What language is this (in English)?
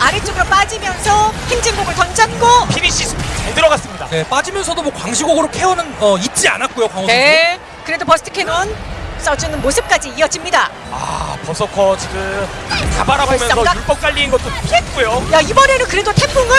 Korean